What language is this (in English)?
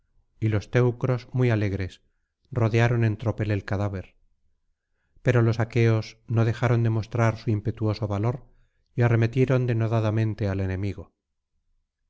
Spanish